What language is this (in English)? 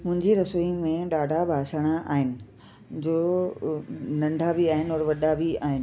Sindhi